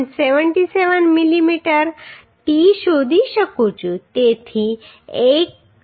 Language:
Gujarati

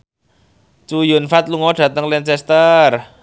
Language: Javanese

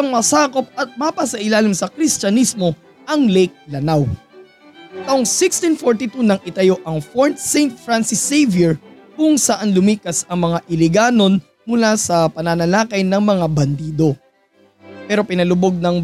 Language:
Filipino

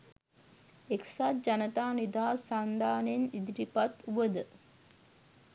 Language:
Sinhala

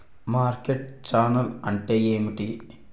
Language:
Telugu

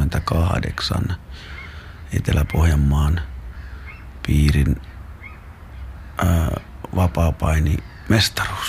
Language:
Finnish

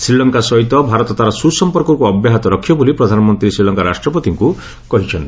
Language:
Odia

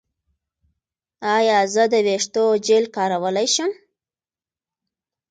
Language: Pashto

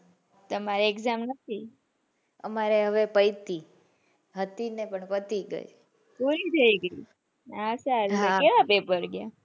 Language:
Gujarati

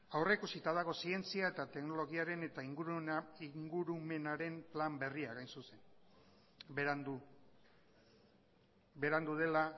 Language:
Basque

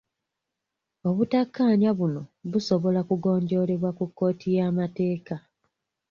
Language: Ganda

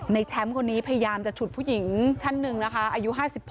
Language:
Thai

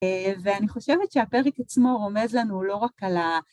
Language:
Hebrew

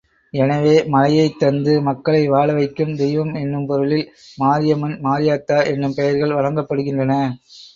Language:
Tamil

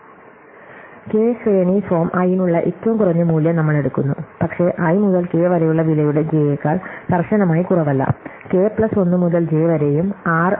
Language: Malayalam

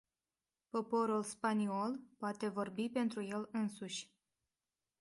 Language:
Romanian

